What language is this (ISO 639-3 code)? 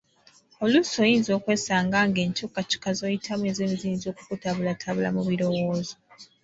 lug